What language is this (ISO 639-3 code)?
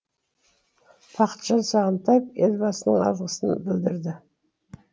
kaz